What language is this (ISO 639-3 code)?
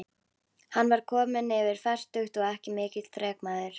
isl